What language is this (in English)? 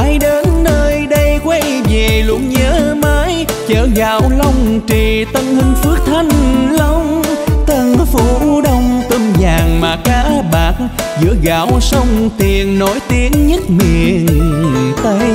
Vietnamese